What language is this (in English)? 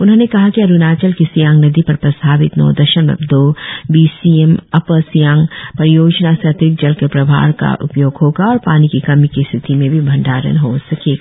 Hindi